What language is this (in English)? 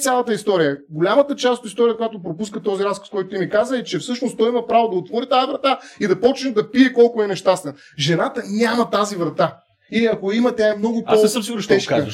Bulgarian